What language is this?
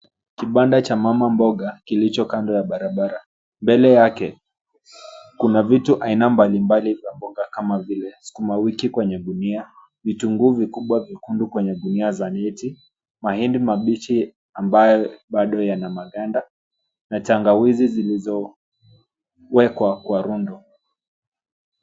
Swahili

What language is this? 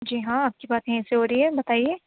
Urdu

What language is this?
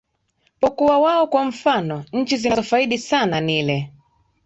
Swahili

